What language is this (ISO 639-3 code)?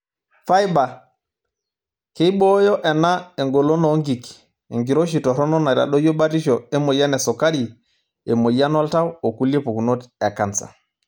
mas